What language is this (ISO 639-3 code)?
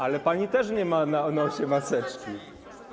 pol